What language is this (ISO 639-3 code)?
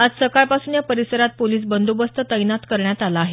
mar